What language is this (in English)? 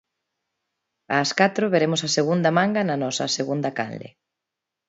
Galician